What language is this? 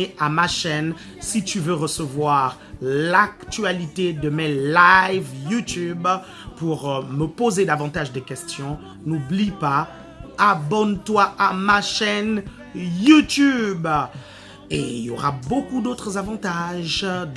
French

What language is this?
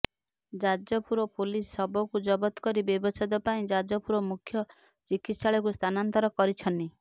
Odia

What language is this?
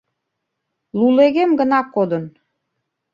Mari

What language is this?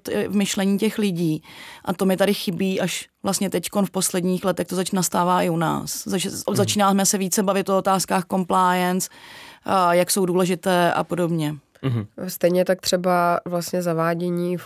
Czech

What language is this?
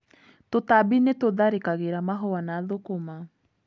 Kikuyu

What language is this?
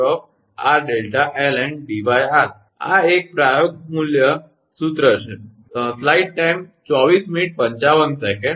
Gujarati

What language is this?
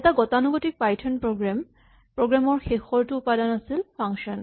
Assamese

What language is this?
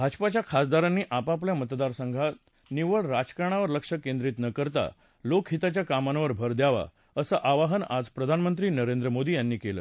Marathi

